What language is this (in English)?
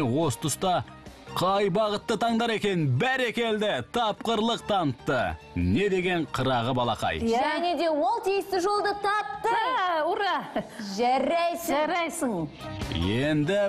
Turkish